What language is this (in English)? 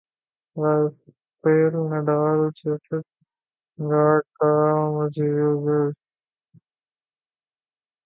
Urdu